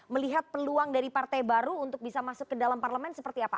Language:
Indonesian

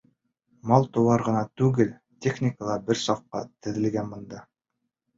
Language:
Bashkir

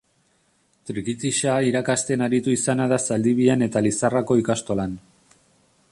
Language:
Basque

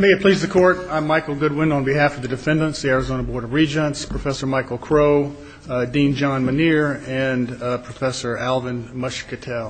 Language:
English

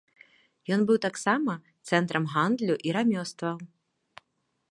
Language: Belarusian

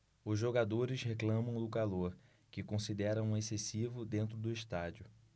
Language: Portuguese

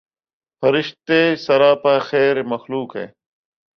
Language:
Urdu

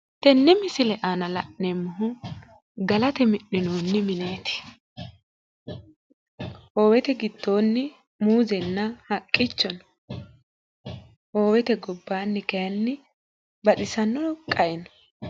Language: Sidamo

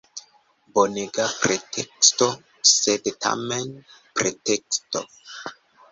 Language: Esperanto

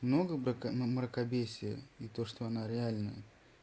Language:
Russian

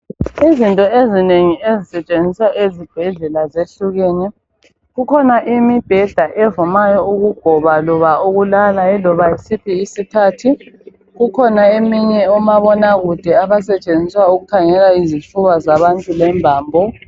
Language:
North Ndebele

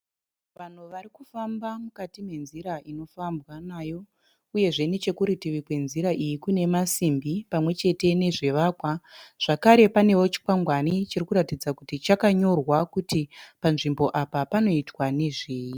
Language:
Shona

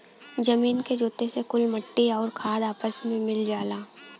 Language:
Bhojpuri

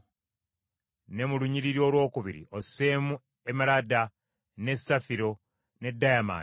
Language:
Ganda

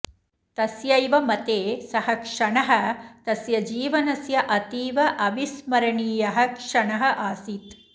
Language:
Sanskrit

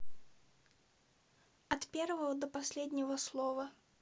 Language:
Russian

